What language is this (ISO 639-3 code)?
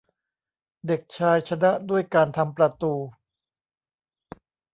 tha